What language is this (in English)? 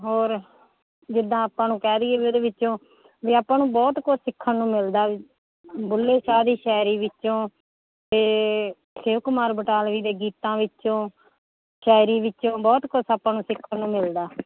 Punjabi